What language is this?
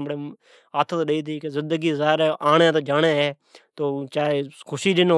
Od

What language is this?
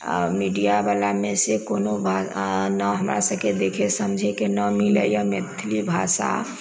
Maithili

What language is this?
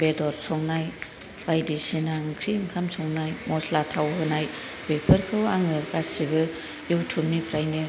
Bodo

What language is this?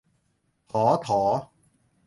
Thai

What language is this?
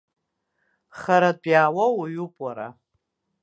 Abkhazian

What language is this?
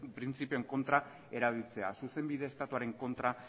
Basque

